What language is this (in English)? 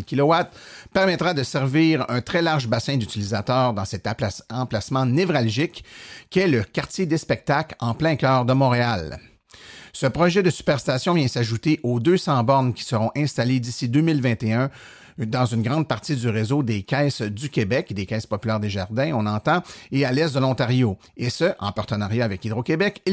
French